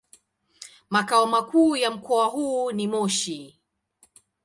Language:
Swahili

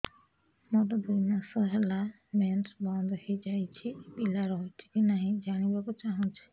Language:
Odia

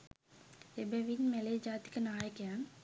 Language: Sinhala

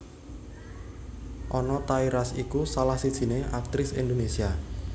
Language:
Javanese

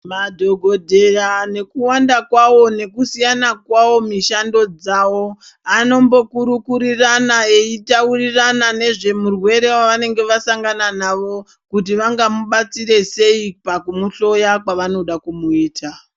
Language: Ndau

